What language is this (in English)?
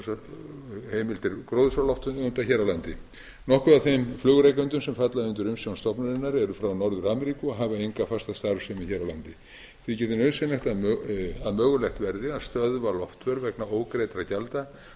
Icelandic